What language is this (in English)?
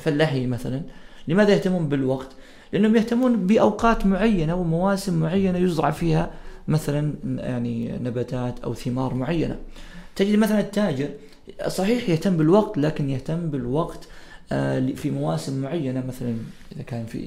Arabic